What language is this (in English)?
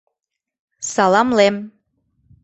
Mari